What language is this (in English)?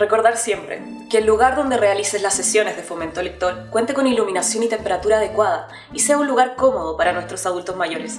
Spanish